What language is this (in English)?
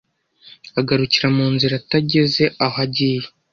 Kinyarwanda